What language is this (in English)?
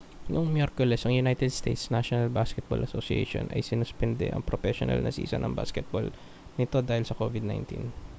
Filipino